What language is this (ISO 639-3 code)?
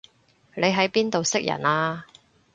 yue